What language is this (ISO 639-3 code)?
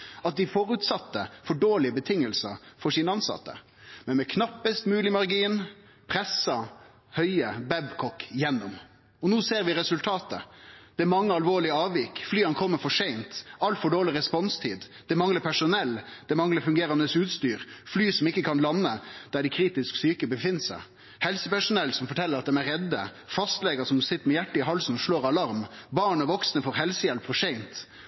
nno